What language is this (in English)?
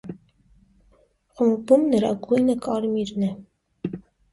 Armenian